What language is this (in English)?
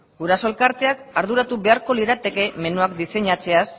Basque